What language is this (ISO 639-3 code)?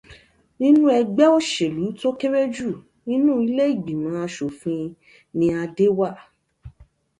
yor